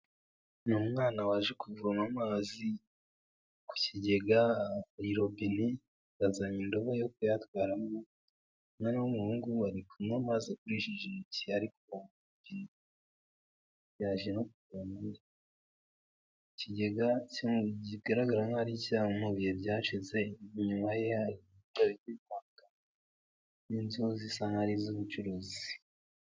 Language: Kinyarwanda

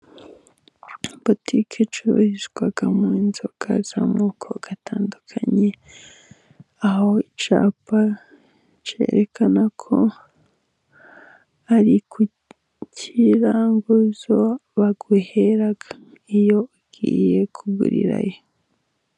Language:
Kinyarwanda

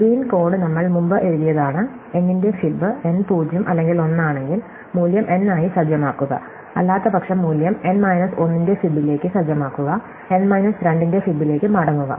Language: Malayalam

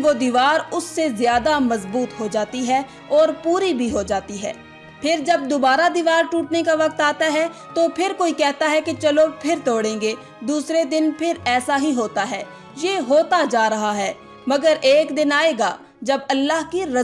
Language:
Urdu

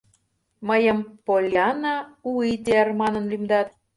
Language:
Mari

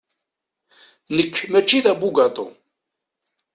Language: Kabyle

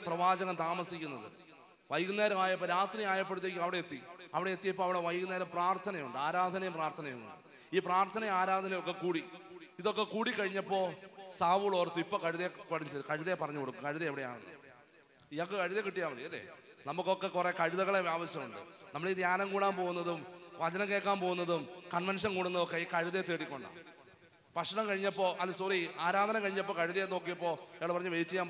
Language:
Malayalam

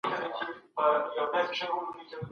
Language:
Pashto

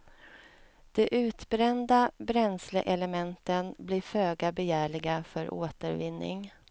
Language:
Swedish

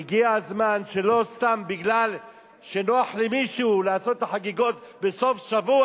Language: Hebrew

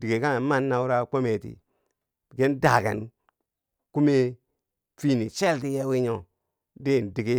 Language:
Bangwinji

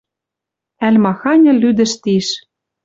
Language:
Western Mari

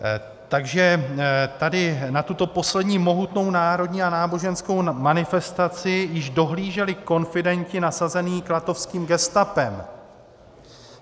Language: Czech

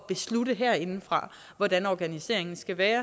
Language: Danish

